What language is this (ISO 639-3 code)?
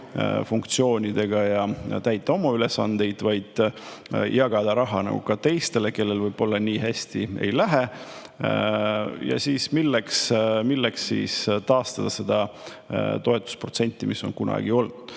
est